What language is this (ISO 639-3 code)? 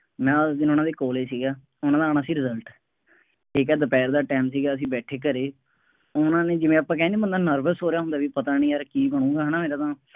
pan